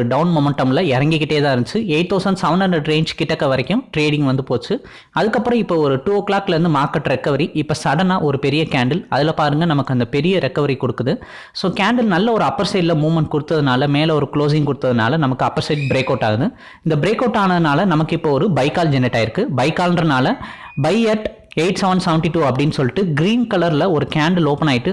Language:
Tamil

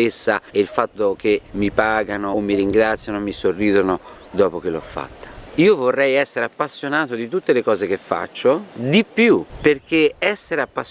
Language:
Italian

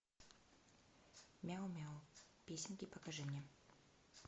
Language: Russian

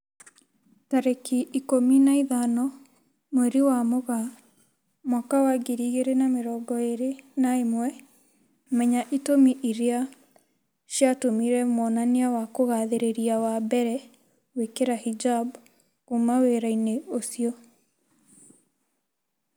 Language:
Kikuyu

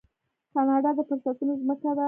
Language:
Pashto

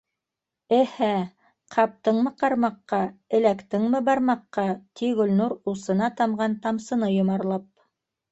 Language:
Bashkir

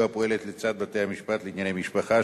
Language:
Hebrew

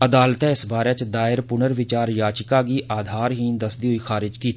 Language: Dogri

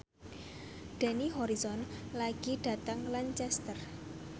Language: Javanese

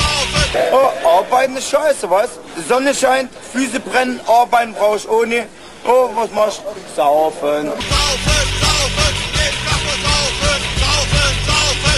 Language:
German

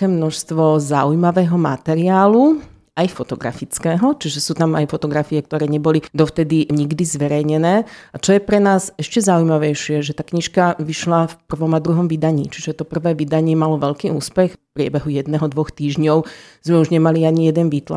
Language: Slovak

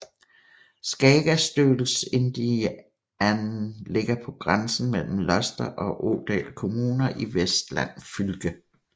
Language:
Danish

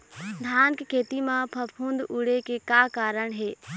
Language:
Chhattisgarhi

